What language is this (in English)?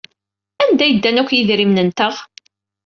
Kabyle